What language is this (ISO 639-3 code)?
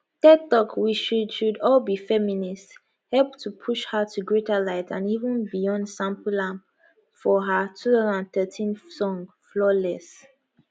pcm